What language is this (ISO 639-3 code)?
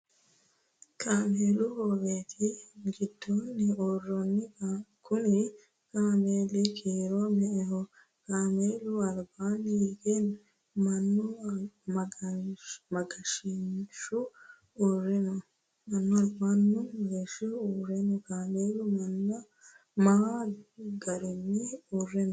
sid